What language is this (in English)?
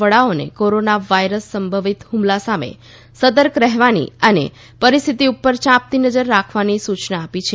Gujarati